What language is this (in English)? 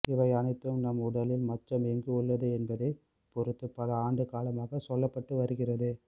Tamil